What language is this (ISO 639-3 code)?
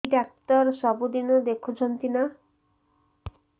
ori